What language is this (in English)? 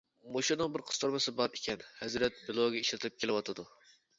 Uyghur